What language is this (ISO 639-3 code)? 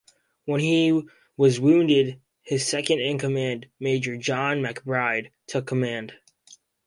eng